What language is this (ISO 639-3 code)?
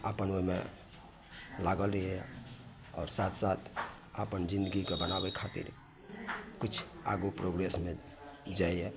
mai